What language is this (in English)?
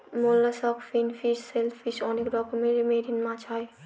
Bangla